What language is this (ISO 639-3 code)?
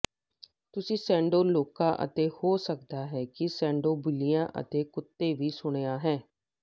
pan